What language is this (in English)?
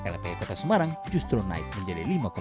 Indonesian